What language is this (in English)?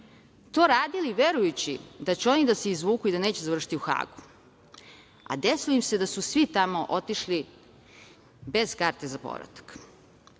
Serbian